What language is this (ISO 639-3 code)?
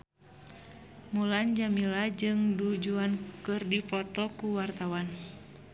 sun